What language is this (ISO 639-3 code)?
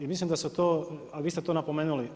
hrv